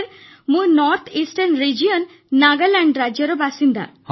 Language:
Odia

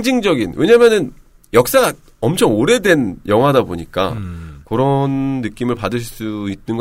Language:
Korean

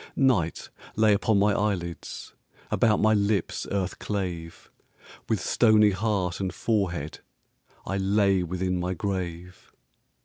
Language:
English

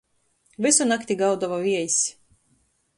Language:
Latgalian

